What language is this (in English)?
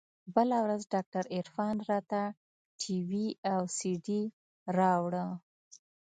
Pashto